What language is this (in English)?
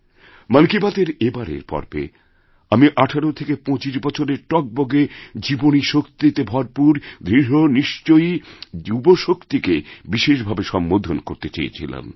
Bangla